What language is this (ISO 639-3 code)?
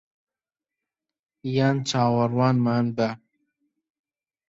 ckb